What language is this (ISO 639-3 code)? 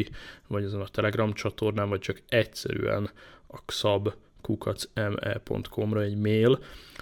hun